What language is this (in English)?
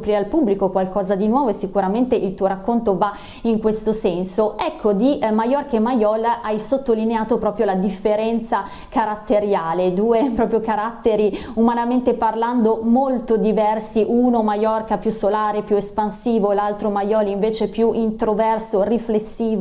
Italian